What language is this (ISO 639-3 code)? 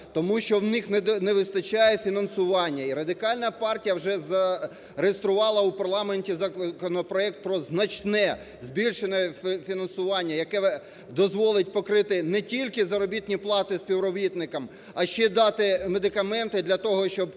ukr